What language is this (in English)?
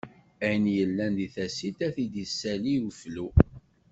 Kabyle